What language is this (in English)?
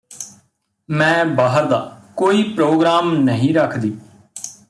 Punjabi